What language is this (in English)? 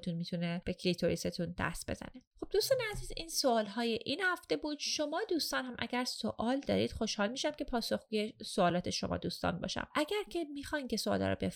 Persian